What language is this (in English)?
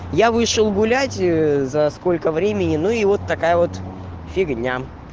Russian